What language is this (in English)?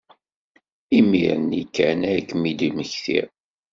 Kabyle